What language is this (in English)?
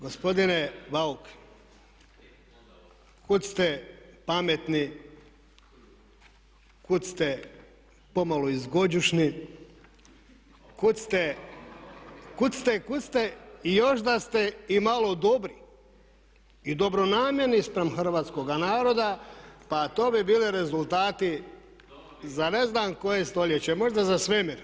Croatian